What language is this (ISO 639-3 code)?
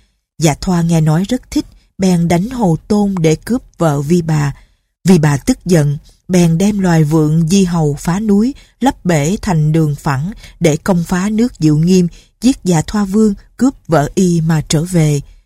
vie